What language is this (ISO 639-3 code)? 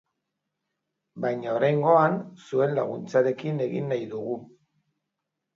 eus